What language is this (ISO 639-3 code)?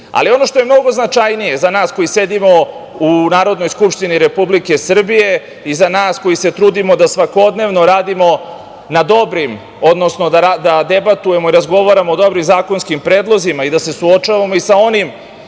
srp